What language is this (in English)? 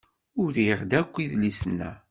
Kabyle